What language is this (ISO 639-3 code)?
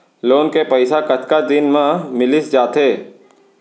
hne